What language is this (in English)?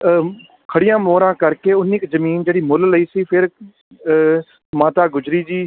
Punjabi